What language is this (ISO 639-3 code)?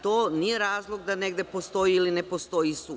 srp